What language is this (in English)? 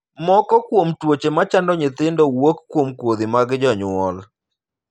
Luo (Kenya and Tanzania)